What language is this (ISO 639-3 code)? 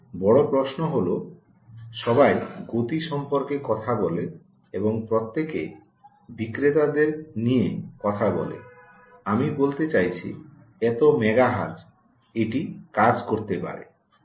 ben